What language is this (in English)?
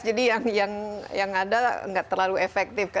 Indonesian